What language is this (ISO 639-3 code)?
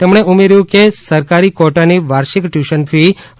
guj